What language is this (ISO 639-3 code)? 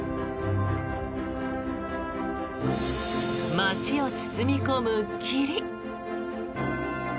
jpn